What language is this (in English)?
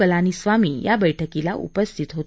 Marathi